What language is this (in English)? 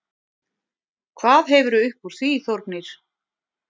Icelandic